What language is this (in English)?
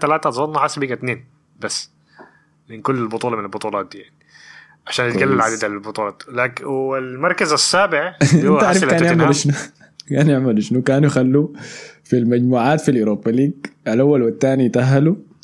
Arabic